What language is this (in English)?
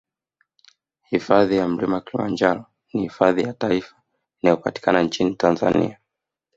Swahili